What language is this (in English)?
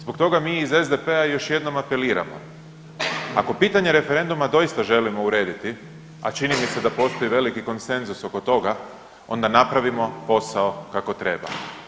Croatian